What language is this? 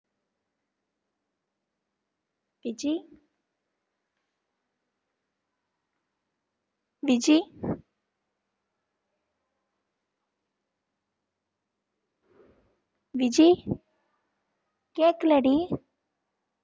Tamil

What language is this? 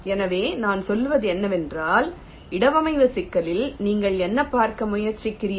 Tamil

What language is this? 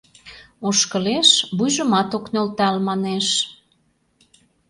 Mari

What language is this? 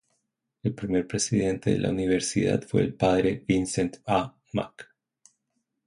Spanish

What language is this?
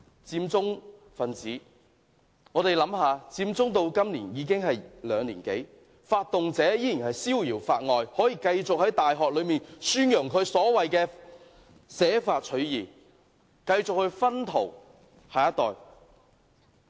Cantonese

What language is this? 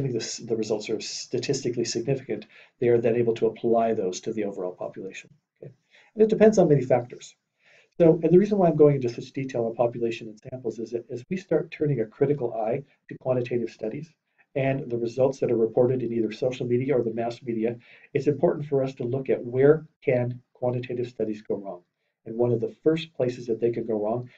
English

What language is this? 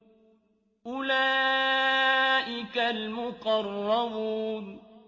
Arabic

